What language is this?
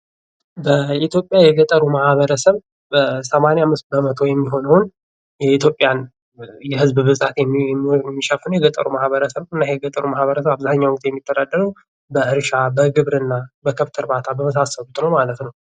Amharic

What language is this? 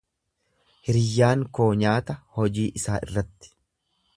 Oromo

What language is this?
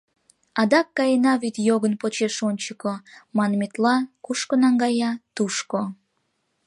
Mari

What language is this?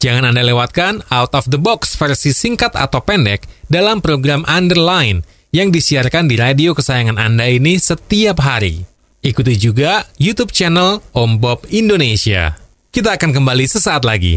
Indonesian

